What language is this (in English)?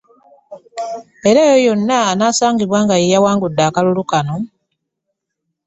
Ganda